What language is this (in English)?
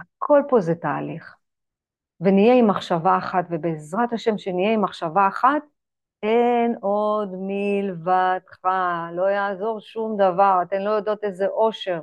Hebrew